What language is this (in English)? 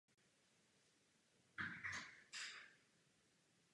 Czech